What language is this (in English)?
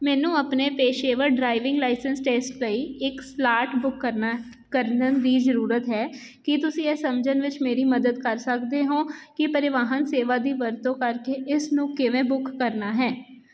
Punjabi